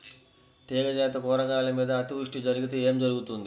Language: Telugu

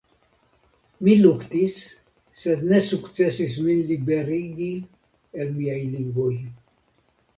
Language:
Esperanto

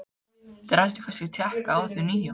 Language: Icelandic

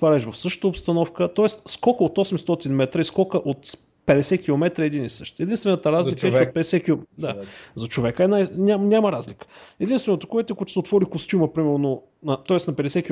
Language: Bulgarian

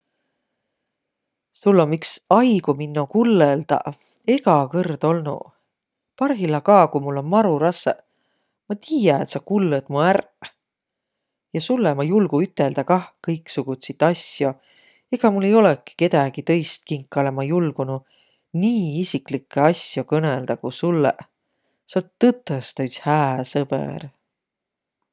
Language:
Võro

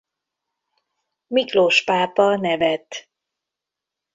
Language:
Hungarian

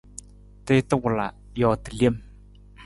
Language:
Nawdm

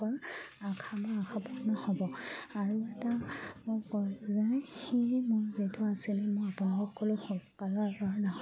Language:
Assamese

